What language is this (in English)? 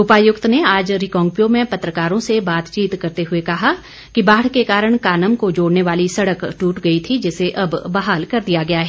Hindi